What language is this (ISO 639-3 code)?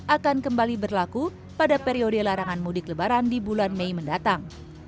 ind